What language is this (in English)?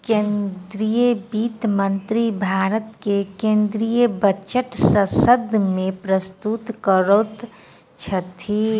Maithili